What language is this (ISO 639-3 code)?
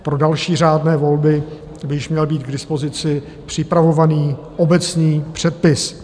ces